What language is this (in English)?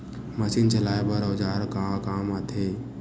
Chhattisgarhi